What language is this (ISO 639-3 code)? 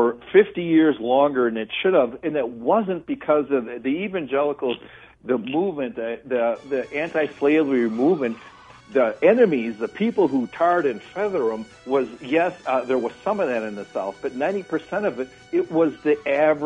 eng